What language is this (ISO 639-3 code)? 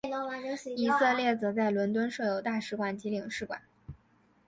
zho